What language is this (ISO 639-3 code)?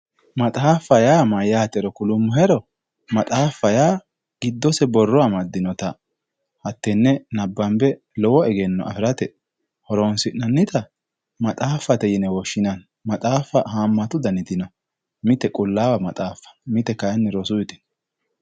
sid